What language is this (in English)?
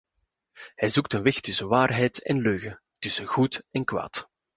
Dutch